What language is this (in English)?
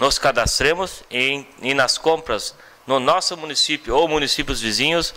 Portuguese